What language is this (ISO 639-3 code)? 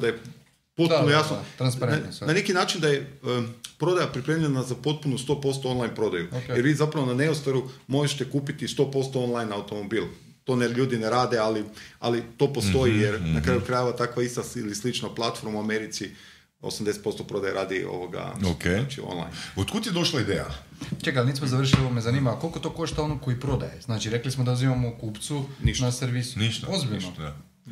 hrv